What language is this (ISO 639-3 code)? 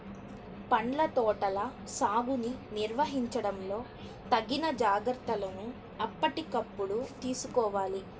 tel